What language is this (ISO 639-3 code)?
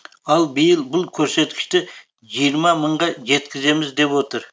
kaz